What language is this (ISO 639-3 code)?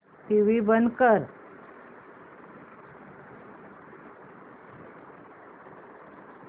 mar